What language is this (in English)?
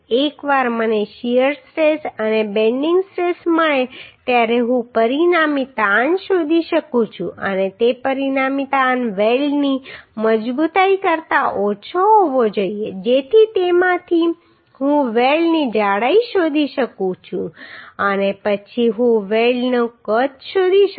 Gujarati